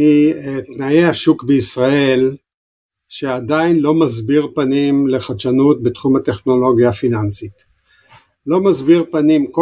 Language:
Hebrew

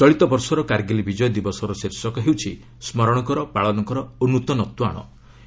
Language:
Odia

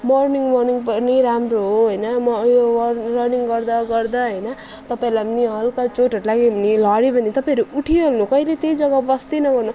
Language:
Nepali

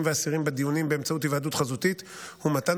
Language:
Hebrew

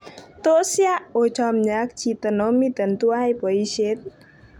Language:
Kalenjin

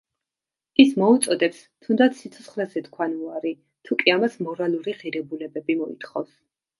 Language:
Georgian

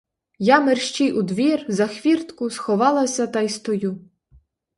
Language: Ukrainian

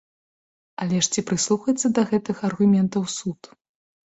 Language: Belarusian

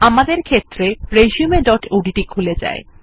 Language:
Bangla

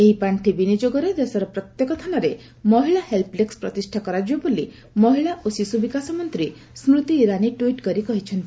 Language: Odia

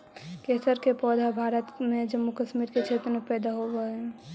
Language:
Magahi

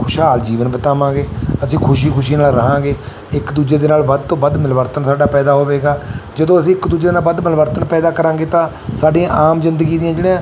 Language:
Punjabi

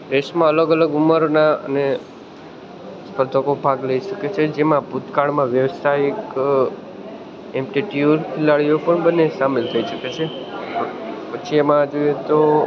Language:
Gujarati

